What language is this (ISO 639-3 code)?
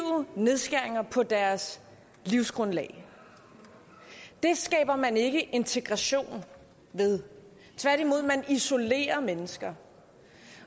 dan